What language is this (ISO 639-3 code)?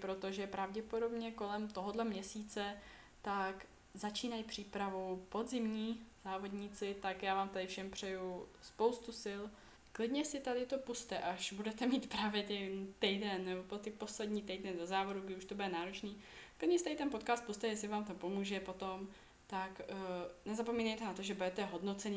ces